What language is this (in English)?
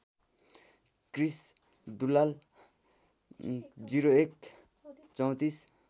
Nepali